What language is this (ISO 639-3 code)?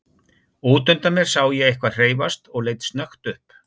isl